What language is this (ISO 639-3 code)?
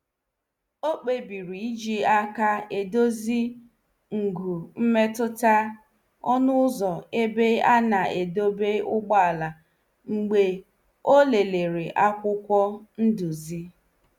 ibo